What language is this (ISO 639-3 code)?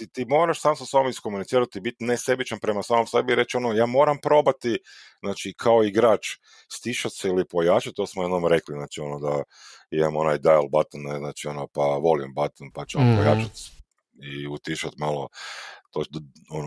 hrv